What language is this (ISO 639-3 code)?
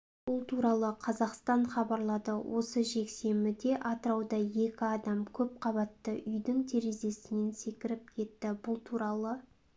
kaz